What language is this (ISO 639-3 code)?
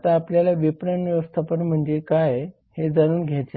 mar